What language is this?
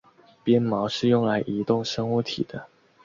Chinese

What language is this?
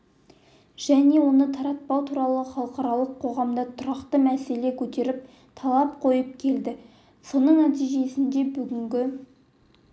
Kazakh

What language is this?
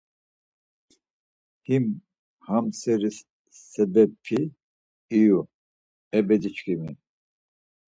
Laz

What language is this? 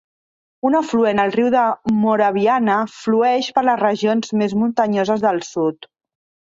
Catalan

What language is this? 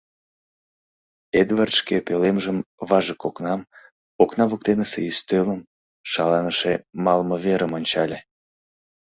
Mari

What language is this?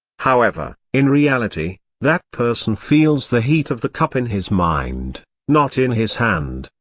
English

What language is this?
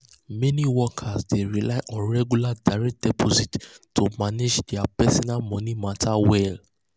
Nigerian Pidgin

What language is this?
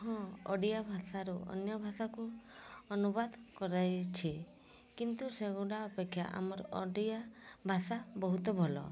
Odia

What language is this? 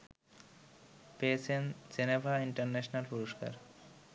Bangla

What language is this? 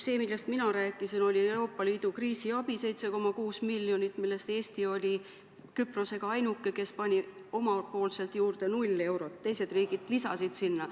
Estonian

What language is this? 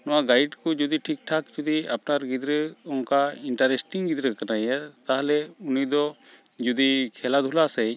Santali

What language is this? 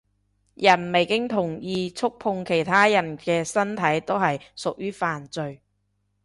Cantonese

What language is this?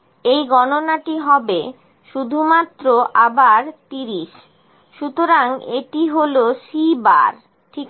Bangla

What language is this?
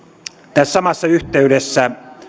Finnish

